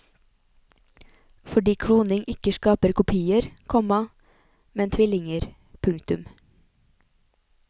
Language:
Norwegian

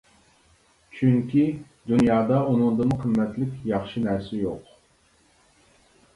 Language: Uyghur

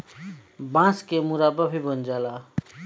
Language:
Bhojpuri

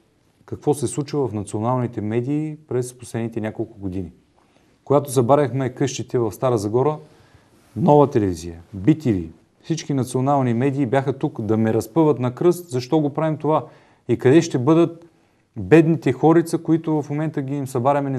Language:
Bulgarian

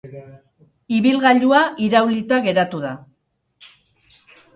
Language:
Basque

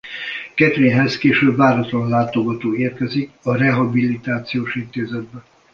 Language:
Hungarian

